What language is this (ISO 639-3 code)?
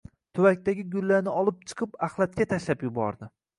uzb